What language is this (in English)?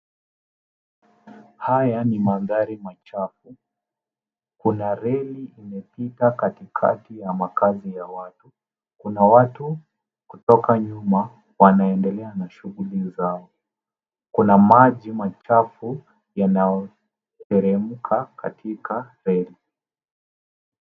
Swahili